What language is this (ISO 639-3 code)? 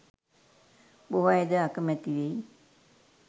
sin